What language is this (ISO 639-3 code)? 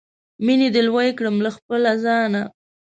pus